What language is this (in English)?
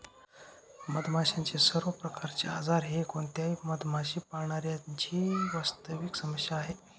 Marathi